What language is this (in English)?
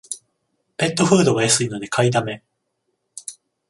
Japanese